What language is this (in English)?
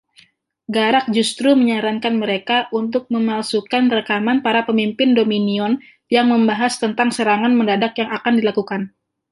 Indonesian